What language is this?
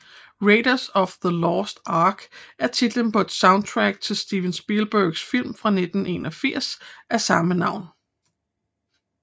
Danish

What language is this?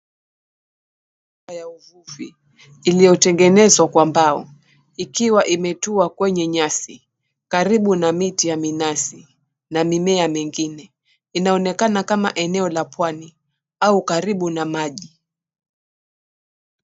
Swahili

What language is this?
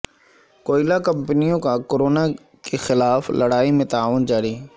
Urdu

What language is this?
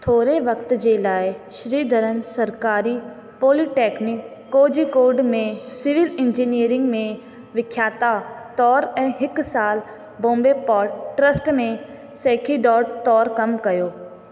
Sindhi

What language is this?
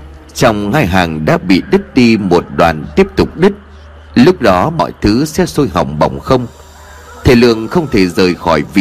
Vietnamese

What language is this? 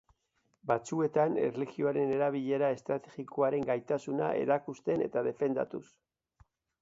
Basque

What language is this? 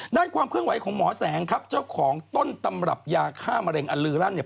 Thai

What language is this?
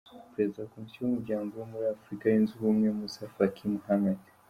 Kinyarwanda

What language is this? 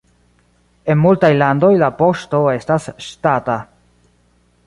Esperanto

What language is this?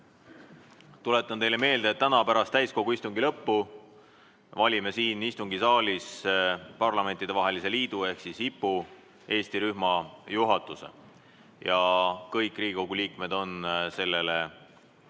Estonian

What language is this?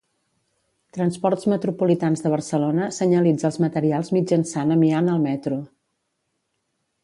Catalan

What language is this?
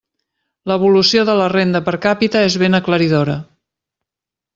Catalan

